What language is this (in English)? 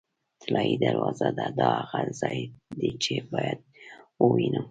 Pashto